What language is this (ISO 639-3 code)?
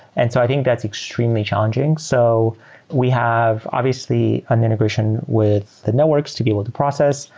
eng